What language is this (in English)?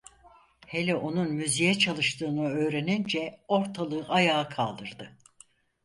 Turkish